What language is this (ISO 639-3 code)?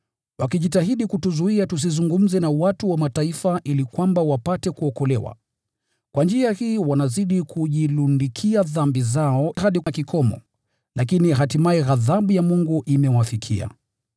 swa